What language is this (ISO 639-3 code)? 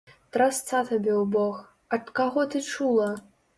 bel